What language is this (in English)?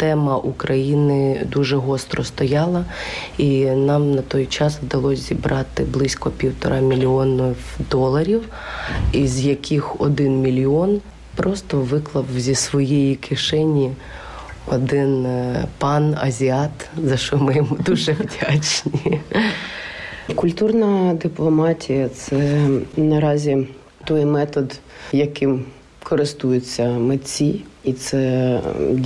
Ukrainian